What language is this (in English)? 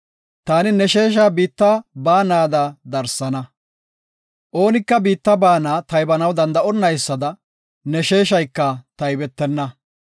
Gofa